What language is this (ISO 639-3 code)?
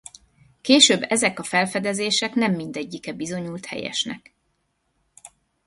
hun